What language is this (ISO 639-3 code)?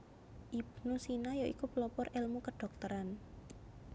jav